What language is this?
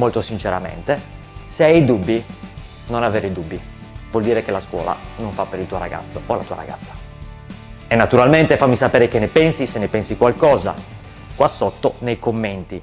Italian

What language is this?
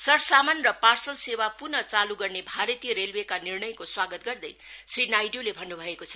Nepali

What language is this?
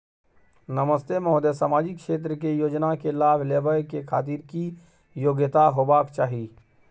Maithili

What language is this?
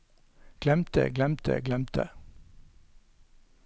Norwegian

